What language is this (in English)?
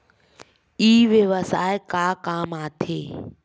Chhattisgarhi